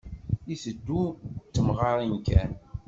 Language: Kabyle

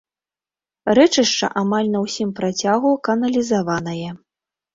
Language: Belarusian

